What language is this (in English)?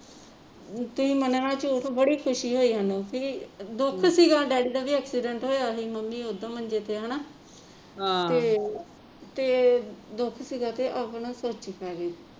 Punjabi